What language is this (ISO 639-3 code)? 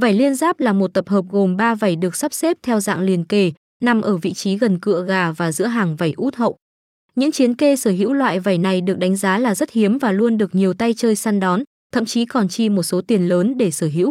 vie